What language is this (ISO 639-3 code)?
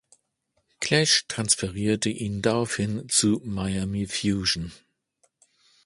deu